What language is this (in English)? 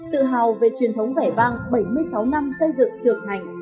Vietnamese